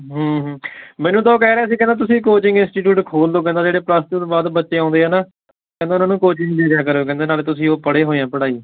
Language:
Punjabi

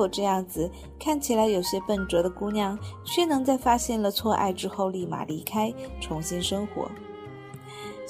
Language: Chinese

